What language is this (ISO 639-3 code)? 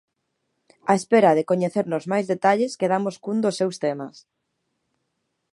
glg